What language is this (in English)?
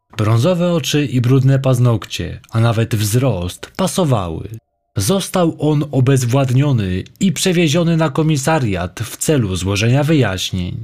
Polish